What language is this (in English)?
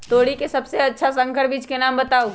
Magahi